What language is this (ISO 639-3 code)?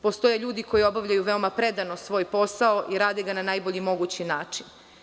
srp